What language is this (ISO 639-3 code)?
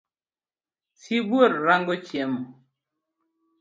luo